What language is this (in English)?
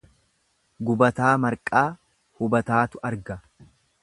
Oromo